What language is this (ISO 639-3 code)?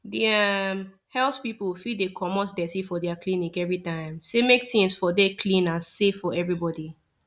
pcm